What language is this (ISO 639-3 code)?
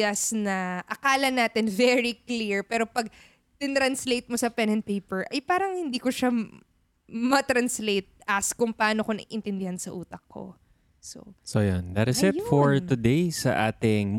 fil